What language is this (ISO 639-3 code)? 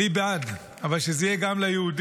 heb